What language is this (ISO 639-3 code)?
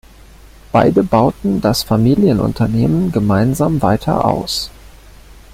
deu